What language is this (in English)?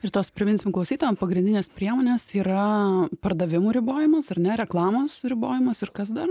Lithuanian